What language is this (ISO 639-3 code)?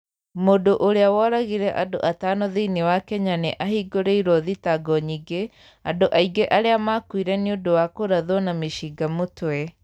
kik